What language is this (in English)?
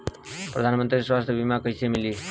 Bhojpuri